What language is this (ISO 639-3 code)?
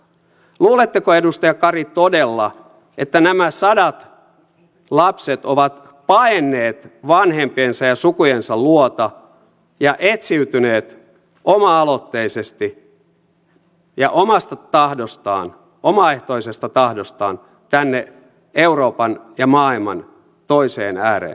fin